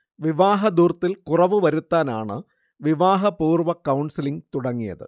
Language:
Malayalam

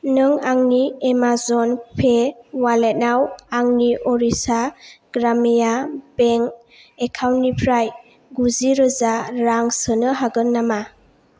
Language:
Bodo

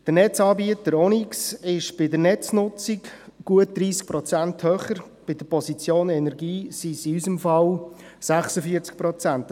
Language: Swiss German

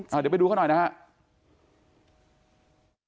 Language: Thai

